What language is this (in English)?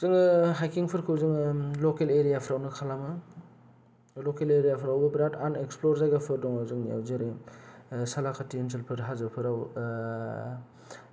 Bodo